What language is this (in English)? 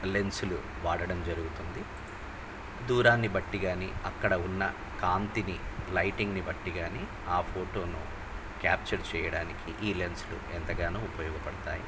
Telugu